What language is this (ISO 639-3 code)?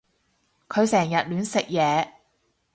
yue